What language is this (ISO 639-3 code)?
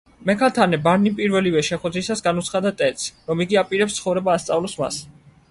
kat